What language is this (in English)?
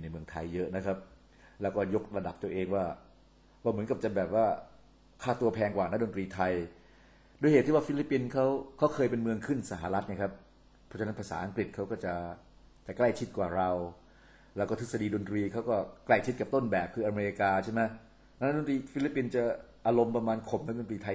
Thai